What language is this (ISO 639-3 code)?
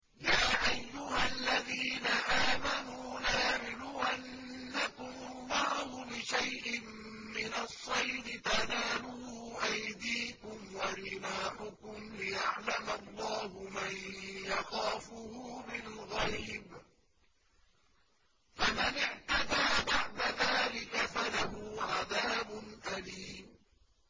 ara